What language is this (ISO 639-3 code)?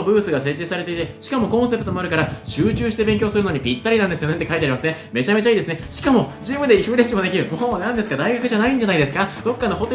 jpn